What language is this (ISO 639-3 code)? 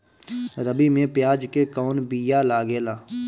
bho